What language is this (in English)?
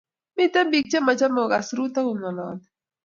Kalenjin